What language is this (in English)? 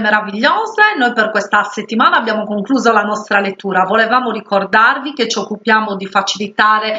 Italian